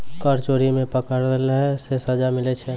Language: Maithili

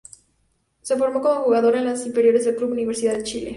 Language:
Spanish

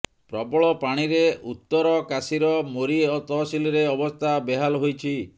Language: Odia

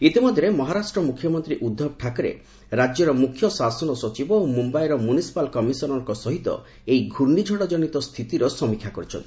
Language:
Odia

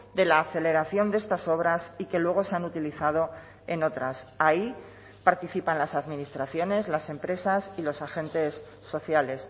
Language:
Spanish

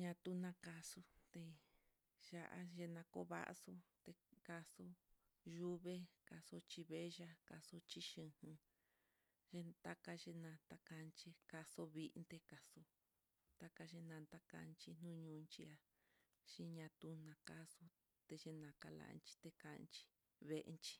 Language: Mitlatongo Mixtec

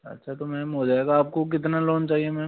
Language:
Hindi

